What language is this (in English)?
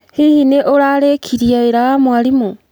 Kikuyu